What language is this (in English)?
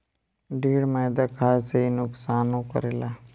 Bhojpuri